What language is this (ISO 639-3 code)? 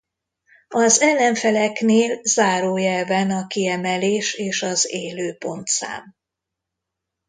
hun